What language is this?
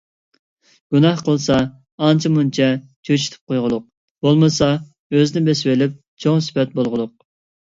Uyghur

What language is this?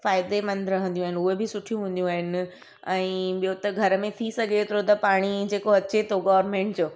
Sindhi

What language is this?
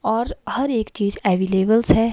Hindi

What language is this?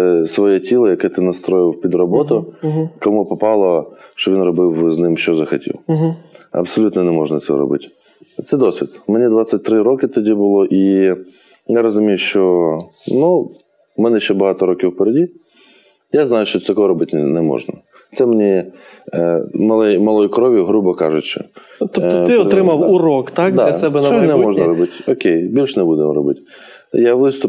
Ukrainian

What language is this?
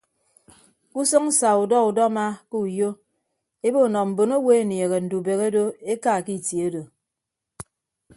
Ibibio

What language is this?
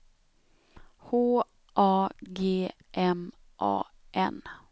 Swedish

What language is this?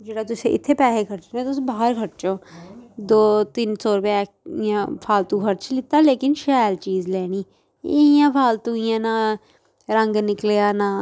Dogri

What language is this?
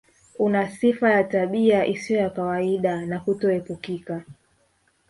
Swahili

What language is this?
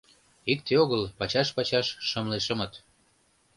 Mari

